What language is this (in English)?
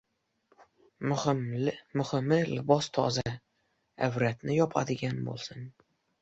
Uzbek